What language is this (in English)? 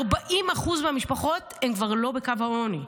Hebrew